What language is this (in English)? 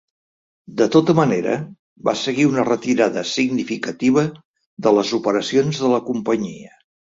Catalan